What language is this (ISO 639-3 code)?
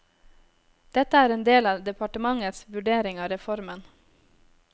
nor